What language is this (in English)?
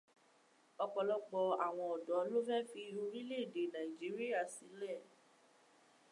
Yoruba